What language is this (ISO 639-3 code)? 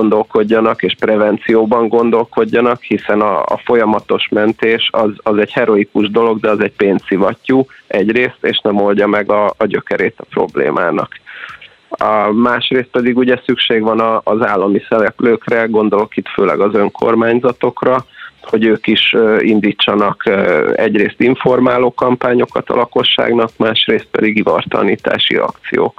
hun